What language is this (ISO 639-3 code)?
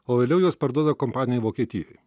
lit